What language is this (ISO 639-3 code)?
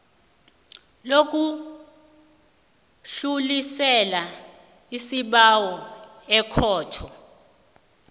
nbl